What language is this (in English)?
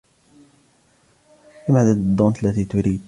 Arabic